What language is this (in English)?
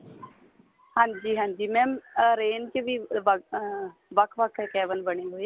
Punjabi